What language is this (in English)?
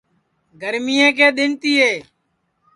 Sansi